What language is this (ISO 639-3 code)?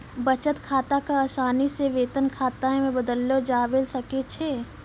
mai